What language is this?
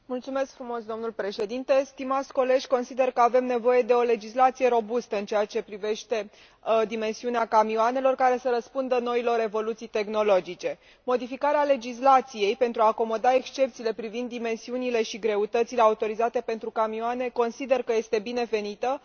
Romanian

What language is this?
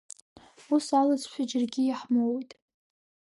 Abkhazian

